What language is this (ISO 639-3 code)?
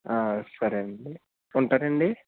tel